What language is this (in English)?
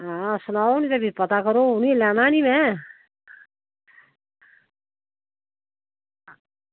Dogri